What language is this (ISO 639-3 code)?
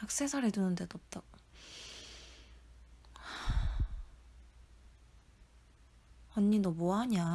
kor